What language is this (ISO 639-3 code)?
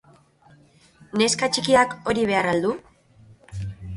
eus